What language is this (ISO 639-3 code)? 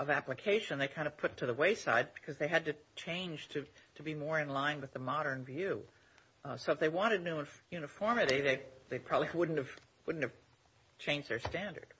eng